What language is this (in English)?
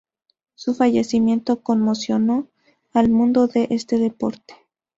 Spanish